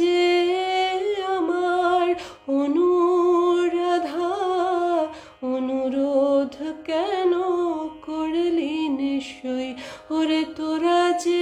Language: Hindi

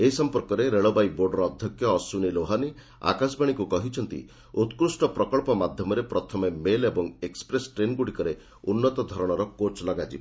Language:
Odia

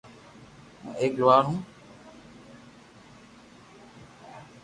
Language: Loarki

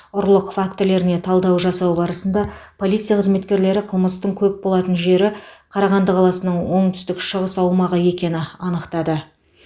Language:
Kazakh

